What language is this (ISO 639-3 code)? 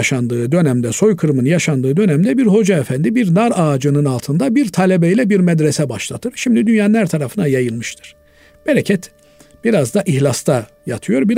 tur